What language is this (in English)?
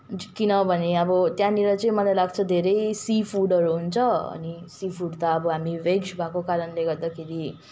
Nepali